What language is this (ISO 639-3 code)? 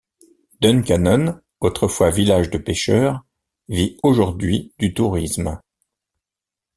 fra